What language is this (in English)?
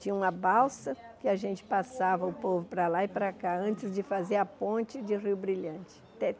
Portuguese